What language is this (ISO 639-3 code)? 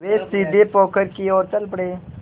hin